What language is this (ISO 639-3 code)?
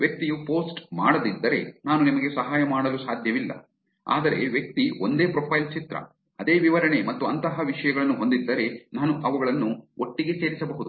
kan